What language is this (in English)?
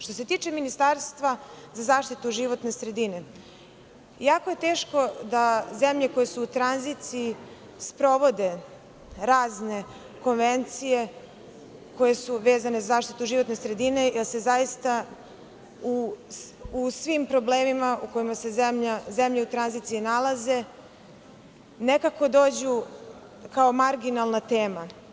Serbian